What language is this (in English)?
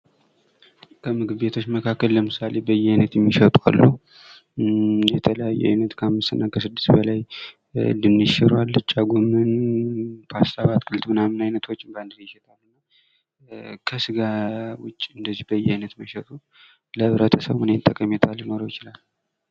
Amharic